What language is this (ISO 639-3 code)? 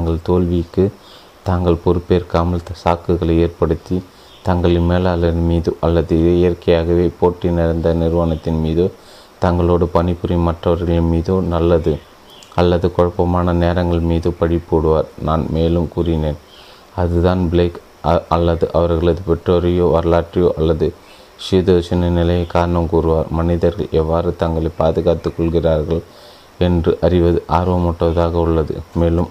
tam